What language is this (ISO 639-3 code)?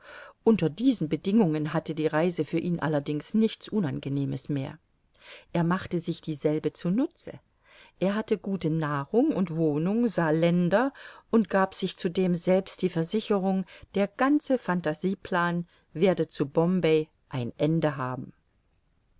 deu